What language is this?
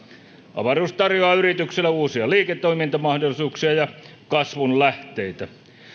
Finnish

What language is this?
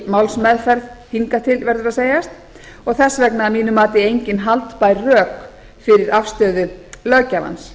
Icelandic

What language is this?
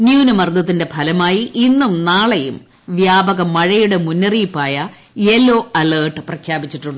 Malayalam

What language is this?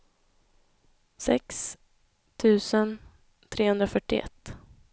Swedish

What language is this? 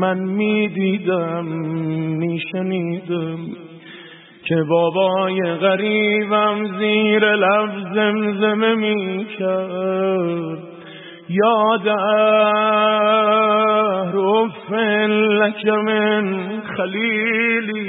Persian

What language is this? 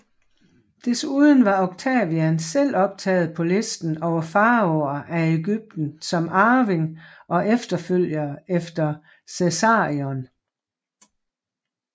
Danish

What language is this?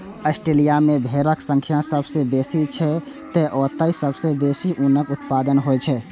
Maithili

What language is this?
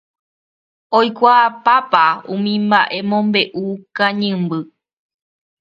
Guarani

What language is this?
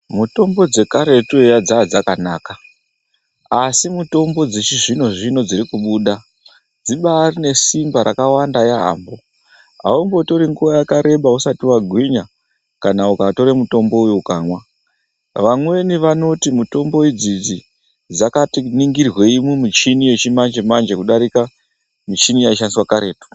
Ndau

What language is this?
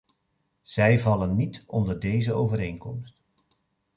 Dutch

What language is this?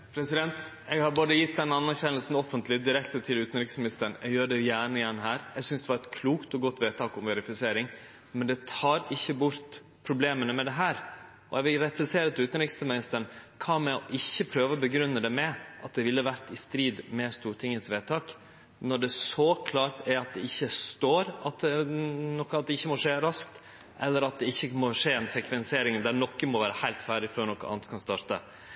Norwegian Nynorsk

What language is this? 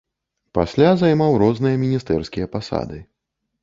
Belarusian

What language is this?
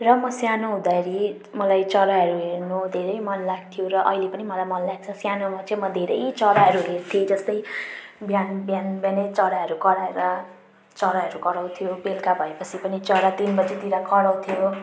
Nepali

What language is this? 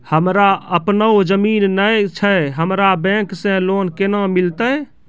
Maithili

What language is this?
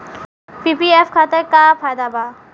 Bhojpuri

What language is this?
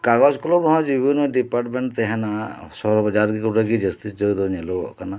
Santali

